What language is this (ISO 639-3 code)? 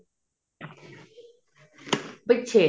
pan